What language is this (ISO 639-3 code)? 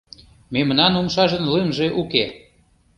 chm